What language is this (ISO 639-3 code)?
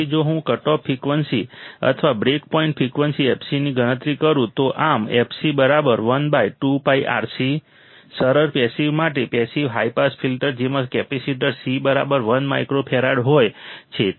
guj